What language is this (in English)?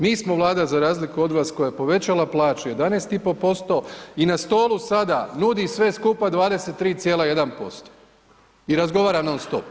Croatian